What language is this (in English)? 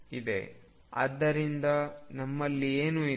Kannada